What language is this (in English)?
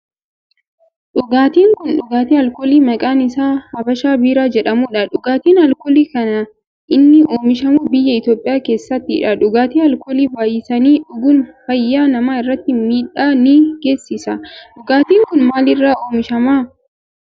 Oromo